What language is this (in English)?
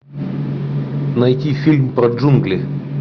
Russian